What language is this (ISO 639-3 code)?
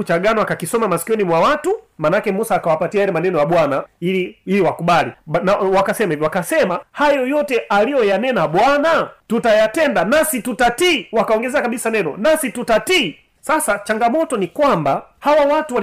swa